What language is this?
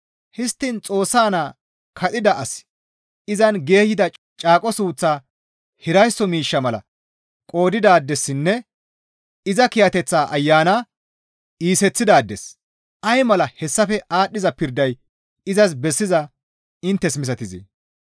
Gamo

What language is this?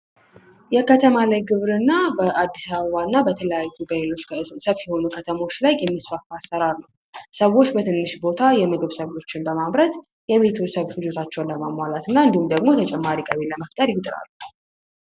Amharic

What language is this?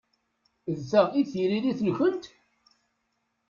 Kabyle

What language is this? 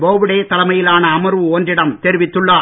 Tamil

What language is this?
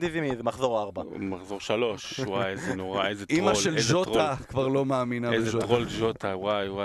Hebrew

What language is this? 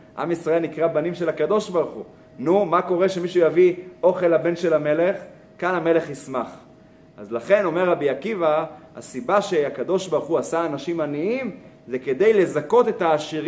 Hebrew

